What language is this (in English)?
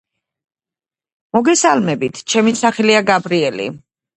Georgian